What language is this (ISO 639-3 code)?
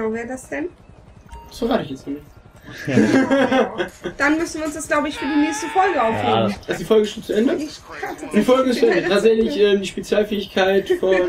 deu